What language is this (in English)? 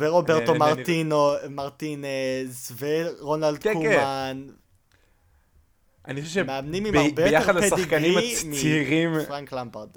Hebrew